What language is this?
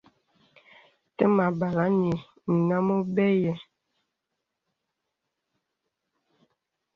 Bebele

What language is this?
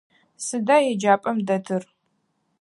Adyghe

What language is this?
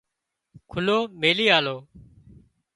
Wadiyara Koli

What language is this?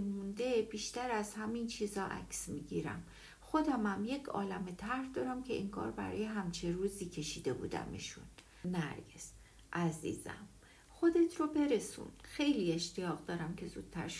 Persian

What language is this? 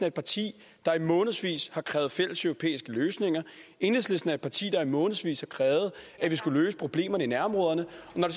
Danish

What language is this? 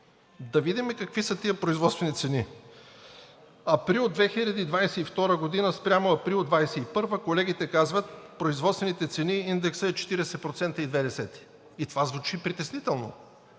Bulgarian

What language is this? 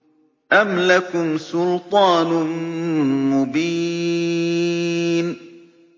Arabic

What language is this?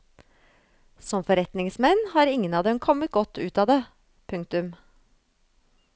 Norwegian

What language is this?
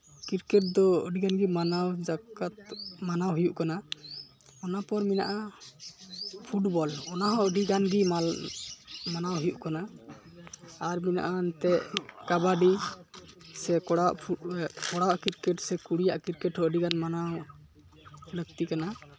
Santali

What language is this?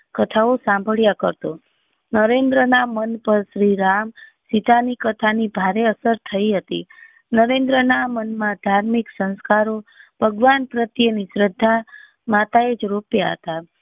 Gujarati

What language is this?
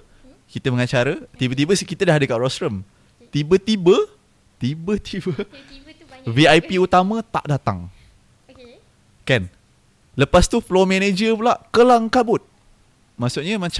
Malay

